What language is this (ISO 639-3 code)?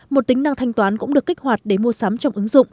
vie